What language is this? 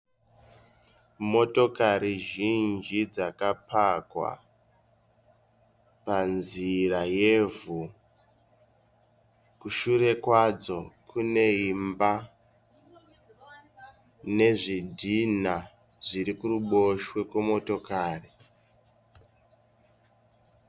Shona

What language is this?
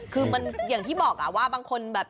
Thai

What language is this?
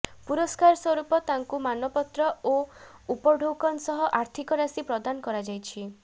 Odia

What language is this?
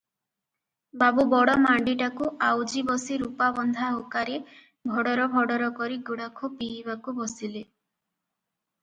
Odia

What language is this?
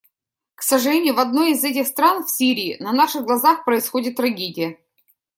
Russian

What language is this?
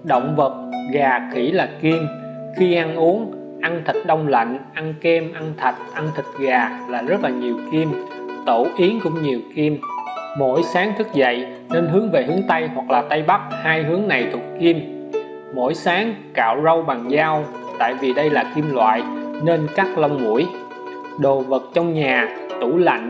Vietnamese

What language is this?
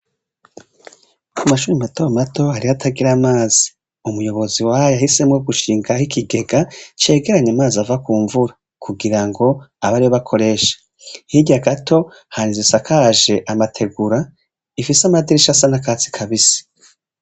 Rundi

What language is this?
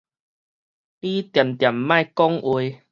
Min Nan Chinese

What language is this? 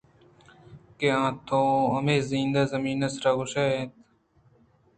Eastern Balochi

